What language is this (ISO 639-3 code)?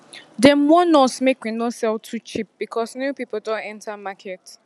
pcm